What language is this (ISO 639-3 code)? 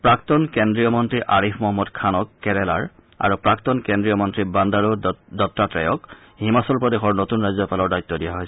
asm